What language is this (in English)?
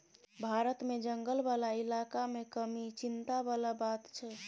Maithili